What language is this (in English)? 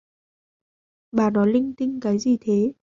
Vietnamese